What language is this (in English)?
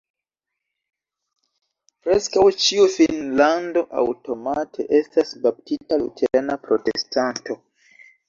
Esperanto